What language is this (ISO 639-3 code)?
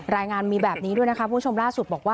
tha